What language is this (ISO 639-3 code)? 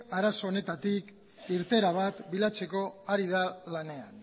eus